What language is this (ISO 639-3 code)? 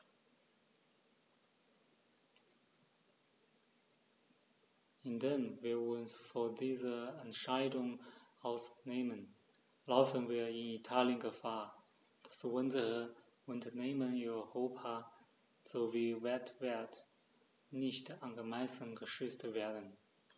deu